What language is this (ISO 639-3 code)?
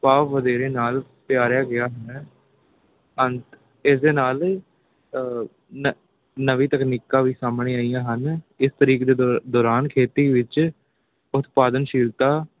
pan